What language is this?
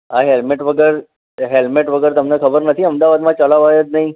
Gujarati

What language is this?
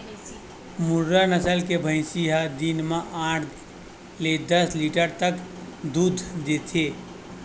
Chhattisgarhi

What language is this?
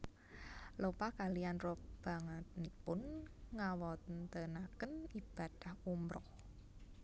Javanese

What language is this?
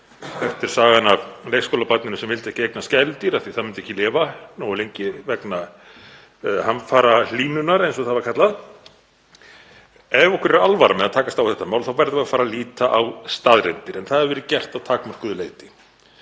Icelandic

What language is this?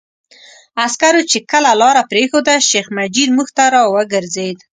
Pashto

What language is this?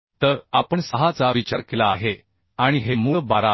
Marathi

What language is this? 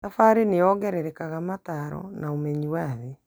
Kikuyu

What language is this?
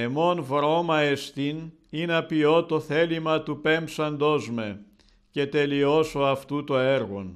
Greek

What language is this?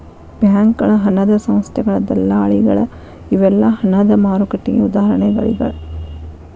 Kannada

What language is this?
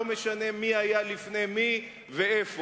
Hebrew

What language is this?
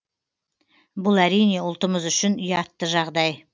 Kazakh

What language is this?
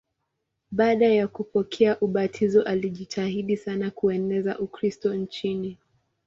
Swahili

